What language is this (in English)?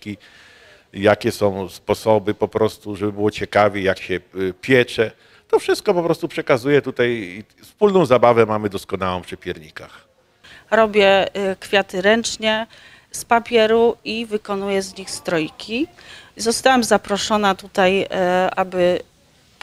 Polish